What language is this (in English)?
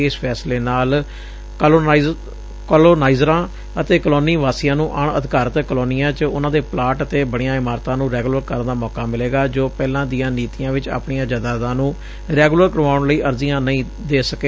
Punjabi